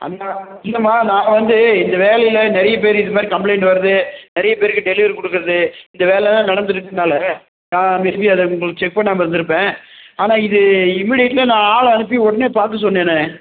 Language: Tamil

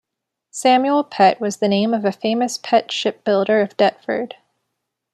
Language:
English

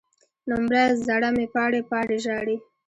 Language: Pashto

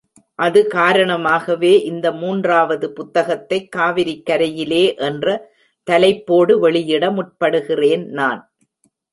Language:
Tamil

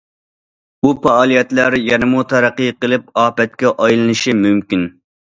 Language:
Uyghur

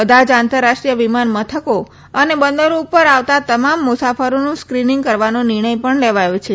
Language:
Gujarati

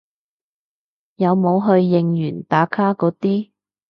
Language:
Cantonese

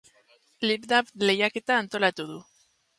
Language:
Basque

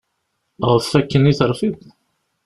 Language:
Kabyle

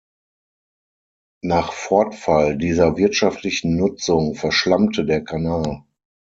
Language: German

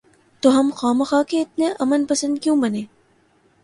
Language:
Urdu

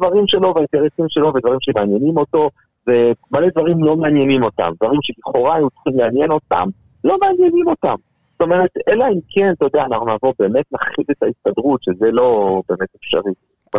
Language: Hebrew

